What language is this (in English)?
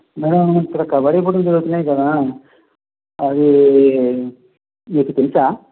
Telugu